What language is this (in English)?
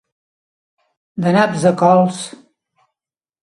Catalan